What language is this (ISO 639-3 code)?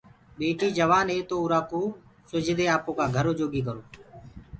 ggg